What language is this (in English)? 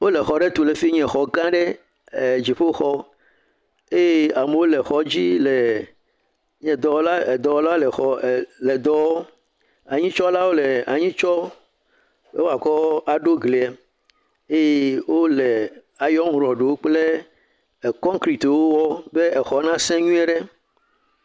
Ewe